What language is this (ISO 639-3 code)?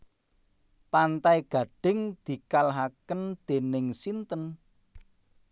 jav